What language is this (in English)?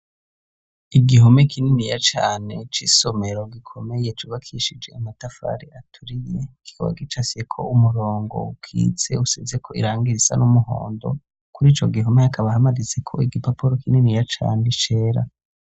Rundi